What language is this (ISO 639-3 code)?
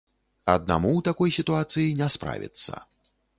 bel